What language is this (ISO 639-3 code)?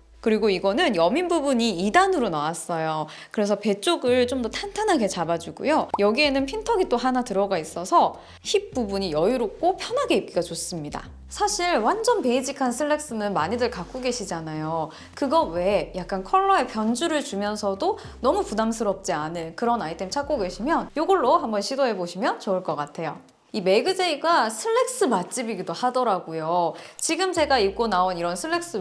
kor